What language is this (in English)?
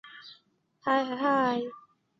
Chinese